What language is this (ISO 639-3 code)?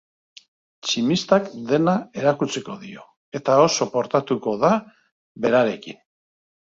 eus